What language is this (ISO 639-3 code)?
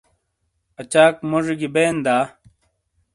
scl